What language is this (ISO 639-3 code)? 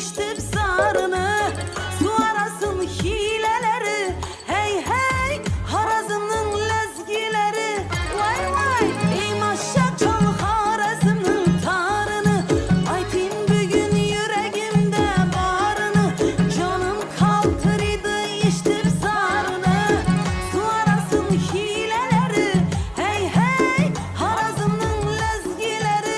tgk